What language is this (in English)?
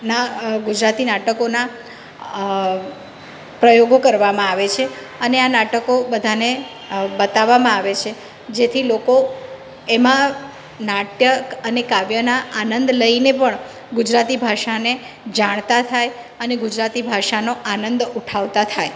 Gujarati